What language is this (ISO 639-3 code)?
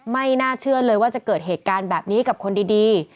tha